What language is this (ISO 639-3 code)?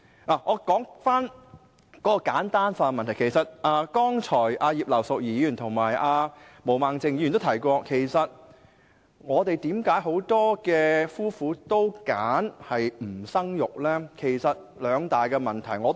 yue